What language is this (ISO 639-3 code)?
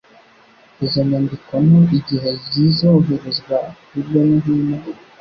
kin